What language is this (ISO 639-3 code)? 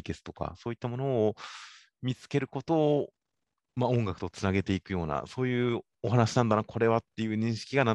jpn